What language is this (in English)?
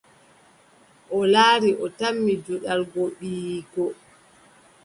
Adamawa Fulfulde